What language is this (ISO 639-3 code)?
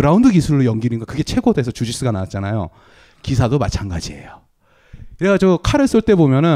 kor